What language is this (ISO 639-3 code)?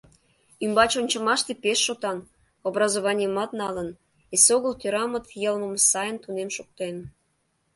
chm